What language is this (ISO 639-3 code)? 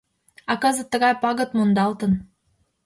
chm